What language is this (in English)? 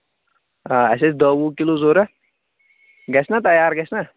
Kashmiri